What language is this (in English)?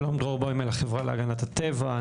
Hebrew